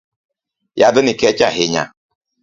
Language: Luo (Kenya and Tanzania)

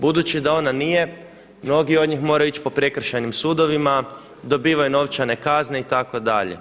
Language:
Croatian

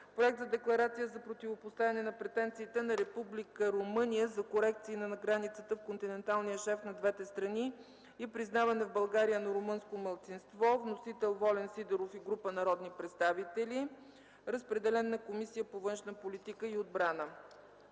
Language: Bulgarian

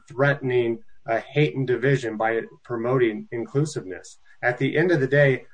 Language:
English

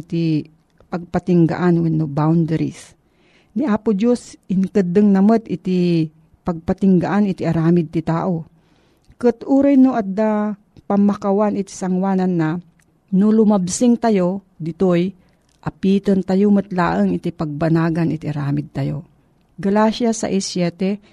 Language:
Filipino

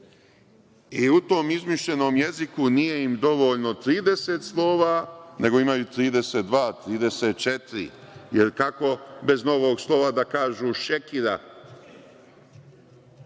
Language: Serbian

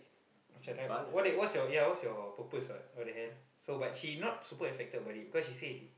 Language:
English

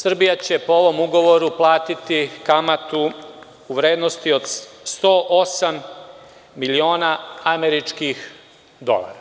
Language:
Serbian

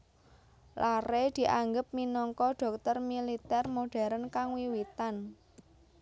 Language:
Javanese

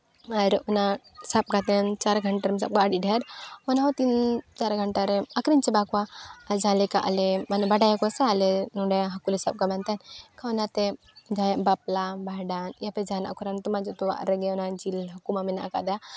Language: Santali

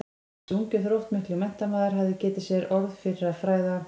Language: Icelandic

